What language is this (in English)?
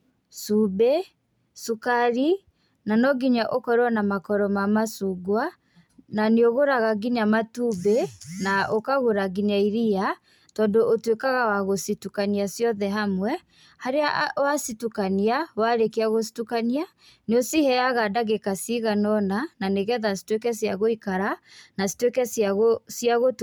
Kikuyu